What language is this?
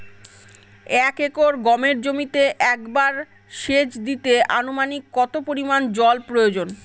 Bangla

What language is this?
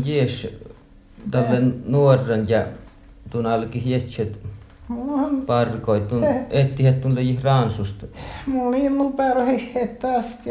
Finnish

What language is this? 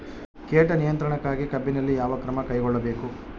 Kannada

